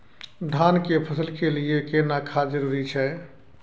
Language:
Maithili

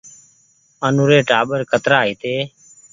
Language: Goaria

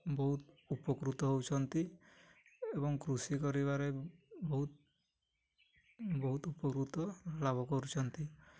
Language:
Odia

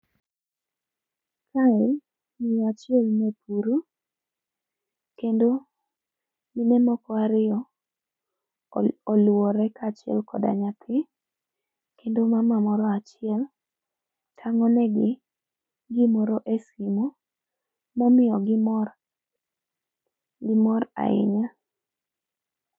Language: Luo (Kenya and Tanzania)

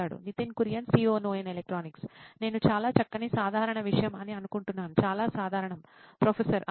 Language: Telugu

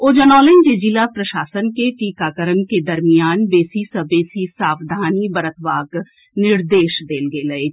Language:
Maithili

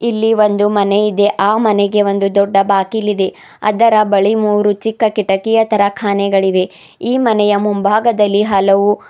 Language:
Kannada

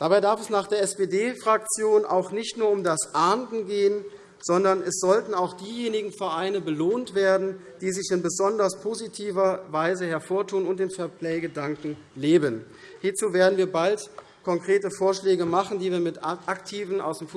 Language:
German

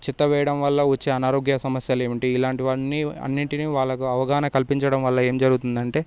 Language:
Telugu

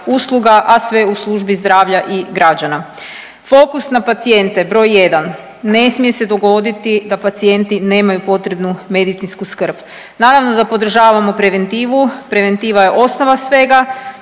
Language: Croatian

